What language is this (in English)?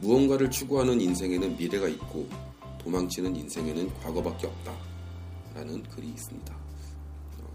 Korean